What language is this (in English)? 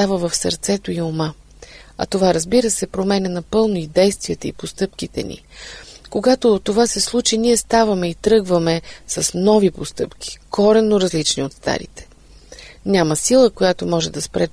Bulgarian